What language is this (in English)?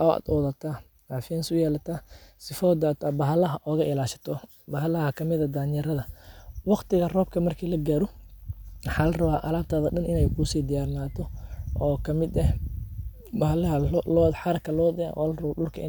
Somali